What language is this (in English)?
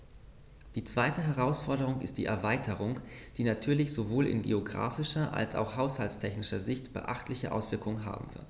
German